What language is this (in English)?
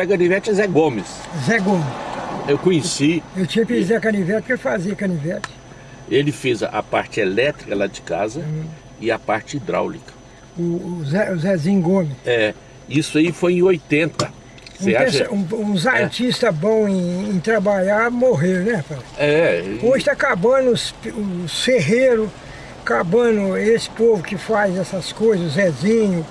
Portuguese